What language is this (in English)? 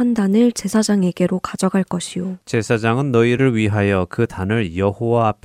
Korean